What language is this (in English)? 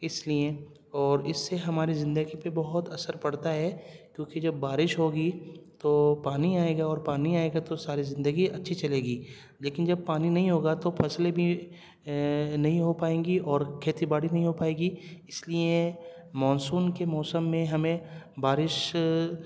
Urdu